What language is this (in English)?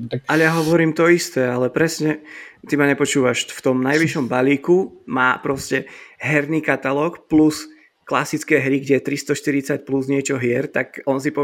Slovak